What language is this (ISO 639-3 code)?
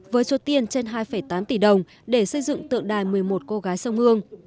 vie